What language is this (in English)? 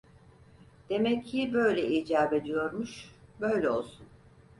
Turkish